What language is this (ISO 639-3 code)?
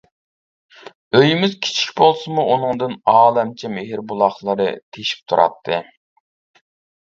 uig